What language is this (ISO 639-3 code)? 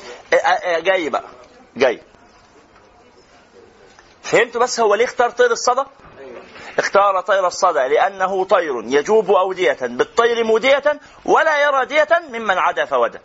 ara